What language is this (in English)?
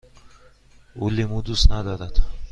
Persian